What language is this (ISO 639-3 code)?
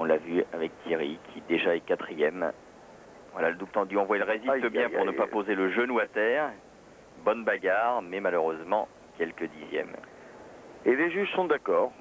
fra